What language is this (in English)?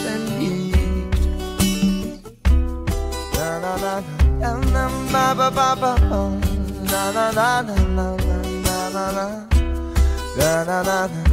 Polish